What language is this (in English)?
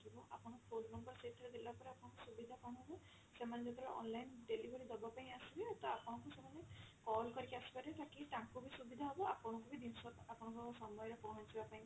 Odia